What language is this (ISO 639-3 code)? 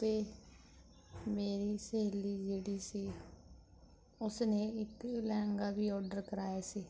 pan